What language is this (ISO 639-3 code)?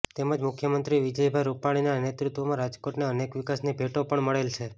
guj